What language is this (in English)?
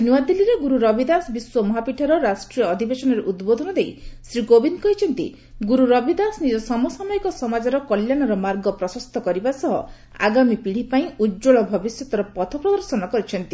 Odia